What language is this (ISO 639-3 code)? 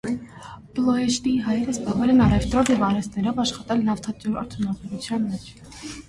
hye